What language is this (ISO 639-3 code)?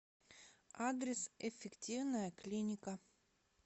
rus